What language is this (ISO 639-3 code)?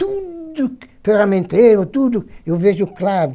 por